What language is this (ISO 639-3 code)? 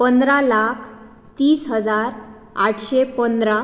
kok